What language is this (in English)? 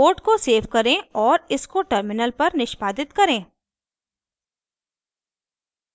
Hindi